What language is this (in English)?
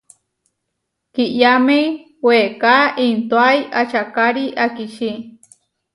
Huarijio